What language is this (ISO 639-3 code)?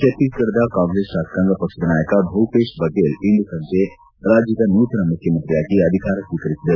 kan